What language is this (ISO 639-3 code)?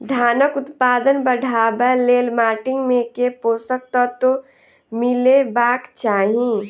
mai